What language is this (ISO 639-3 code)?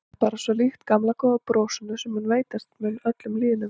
isl